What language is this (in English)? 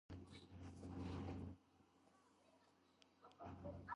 Georgian